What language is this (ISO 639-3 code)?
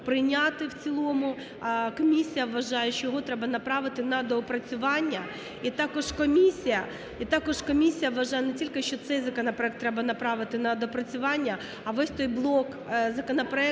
ukr